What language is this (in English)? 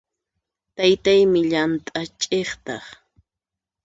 Puno Quechua